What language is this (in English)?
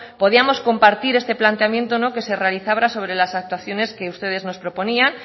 Spanish